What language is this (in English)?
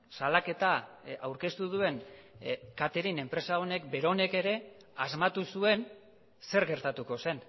Basque